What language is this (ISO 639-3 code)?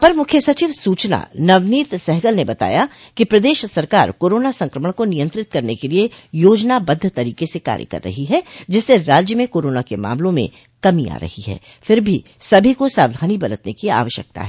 hin